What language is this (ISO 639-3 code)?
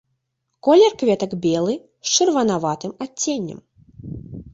bel